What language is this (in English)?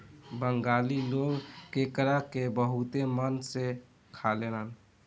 Bhojpuri